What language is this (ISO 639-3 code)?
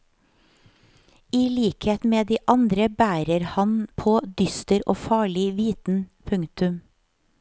nor